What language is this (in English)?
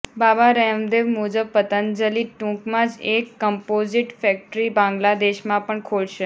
Gujarati